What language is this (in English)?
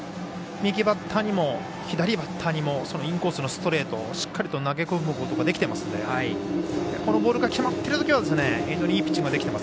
Japanese